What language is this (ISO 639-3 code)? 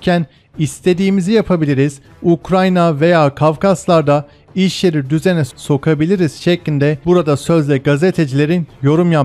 tur